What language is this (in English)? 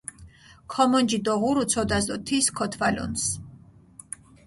Mingrelian